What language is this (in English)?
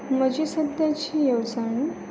Konkani